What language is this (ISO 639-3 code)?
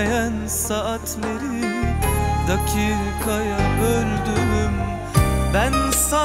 tur